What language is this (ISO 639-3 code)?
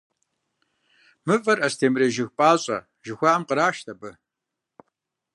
kbd